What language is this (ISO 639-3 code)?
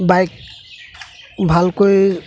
asm